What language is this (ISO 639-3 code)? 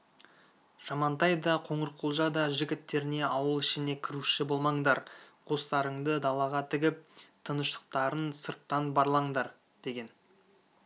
kaz